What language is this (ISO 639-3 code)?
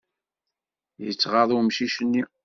kab